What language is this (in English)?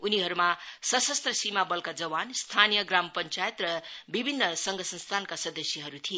Nepali